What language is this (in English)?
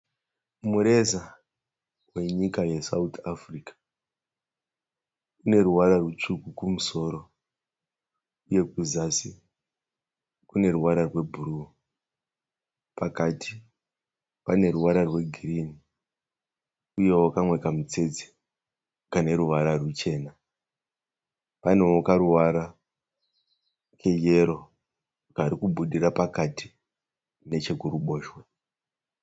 Shona